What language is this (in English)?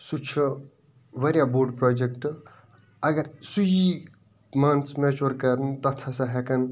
Kashmiri